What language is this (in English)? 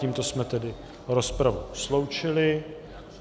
Czech